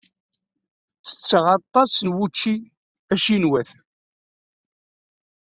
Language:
Kabyle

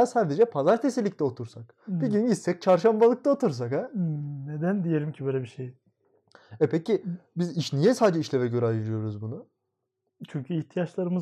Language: Turkish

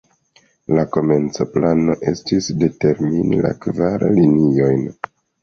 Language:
Esperanto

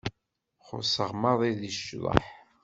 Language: Kabyle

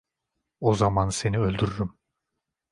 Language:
Turkish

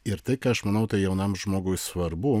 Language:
Lithuanian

